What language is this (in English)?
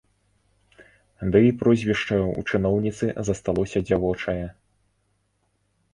Belarusian